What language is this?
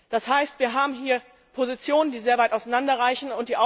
German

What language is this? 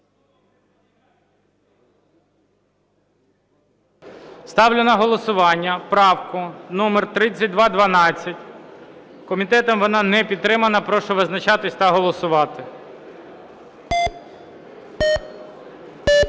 Ukrainian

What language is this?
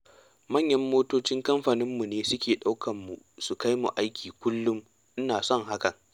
Hausa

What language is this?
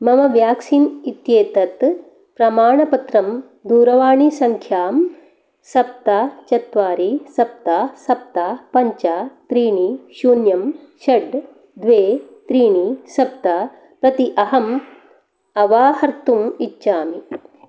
Sanskrit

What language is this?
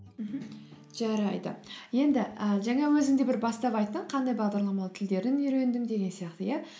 Kazakh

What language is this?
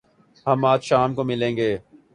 Urdu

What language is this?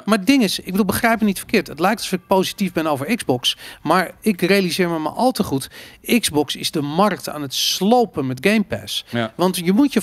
Dutch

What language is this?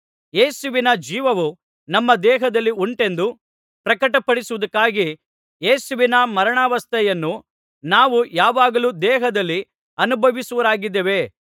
Kannada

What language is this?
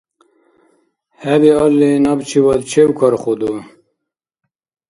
Dargwa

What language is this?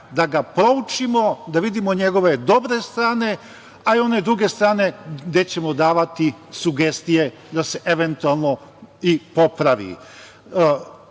Serbian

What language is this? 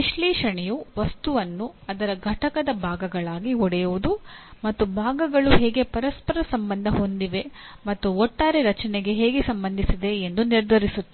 Kannada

